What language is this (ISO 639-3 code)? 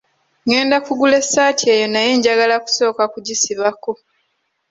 lug